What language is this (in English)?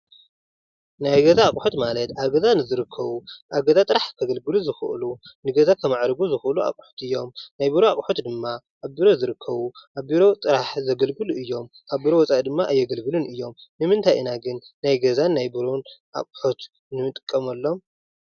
Tigrinya